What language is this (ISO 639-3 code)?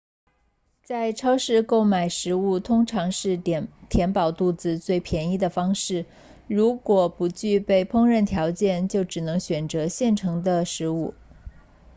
zho